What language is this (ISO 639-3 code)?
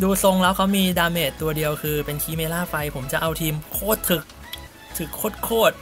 tha